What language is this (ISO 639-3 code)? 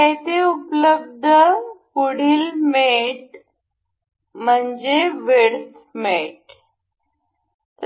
mar